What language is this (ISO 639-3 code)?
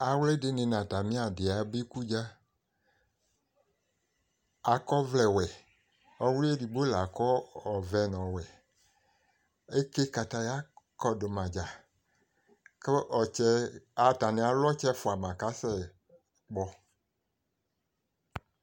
kpo